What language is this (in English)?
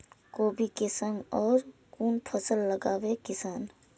Maithili